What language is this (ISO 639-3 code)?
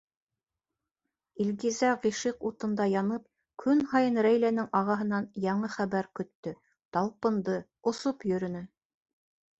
bak